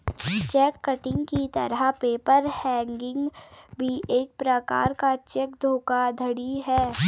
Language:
Hindi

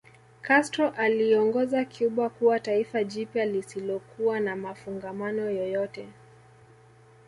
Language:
Swahili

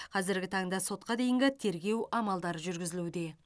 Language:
Kazakh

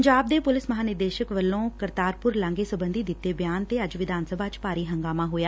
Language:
Punjabi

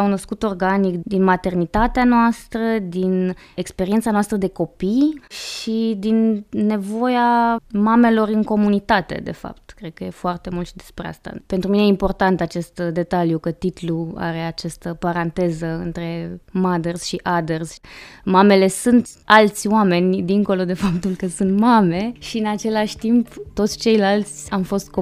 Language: Romanian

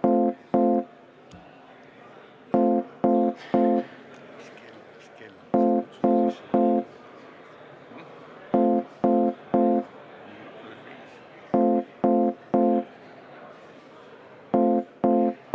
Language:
Estonian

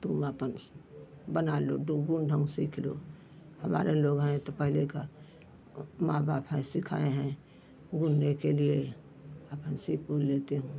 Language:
Hindi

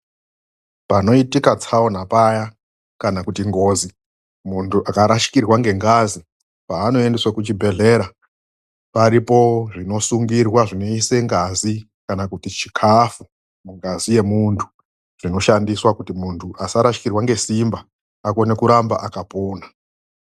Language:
Ndau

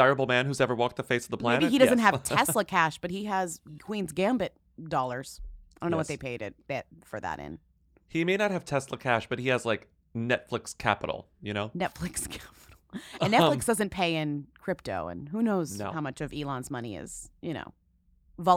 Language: English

